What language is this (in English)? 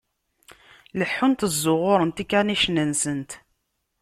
Kabyle